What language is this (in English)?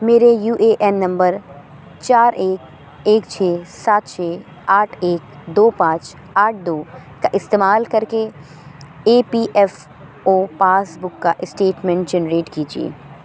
Urdu